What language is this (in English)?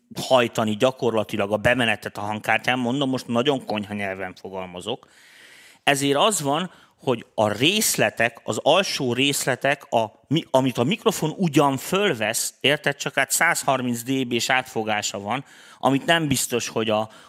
Hungarian